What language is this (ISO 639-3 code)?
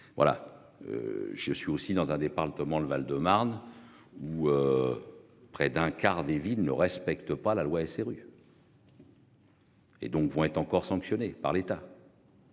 fra